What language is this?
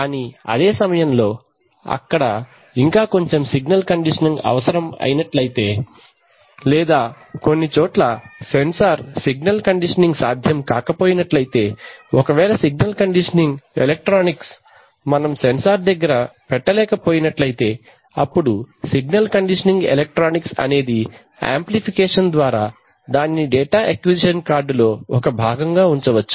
Telugu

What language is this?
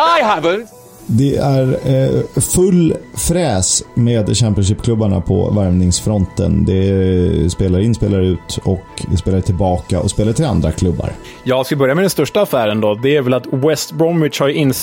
Swedish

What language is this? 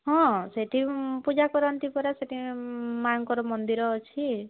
Odia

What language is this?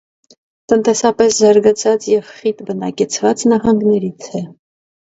Armenian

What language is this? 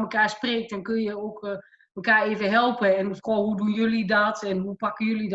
Dutch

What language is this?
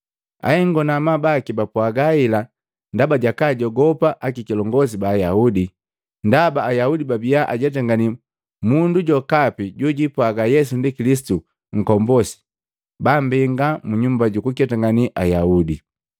Matengo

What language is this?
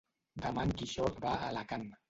Catalan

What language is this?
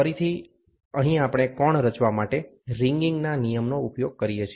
Gujarati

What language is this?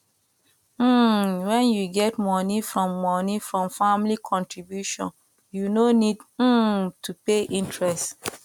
Nigerian Pidgin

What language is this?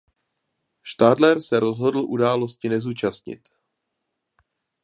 Czech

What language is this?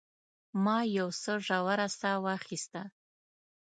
Pashto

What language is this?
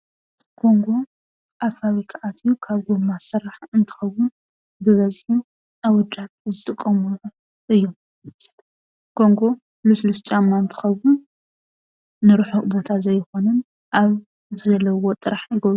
Tigrinya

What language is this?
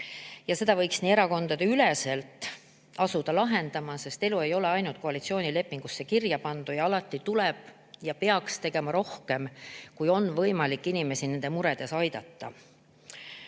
Estonian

